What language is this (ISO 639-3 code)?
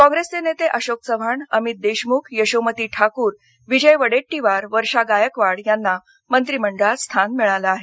mar